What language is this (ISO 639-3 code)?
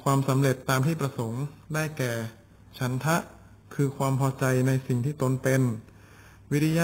tha